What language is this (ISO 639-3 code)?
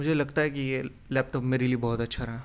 urd